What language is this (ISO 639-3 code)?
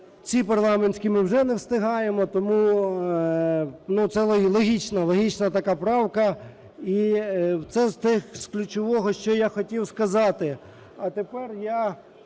ukr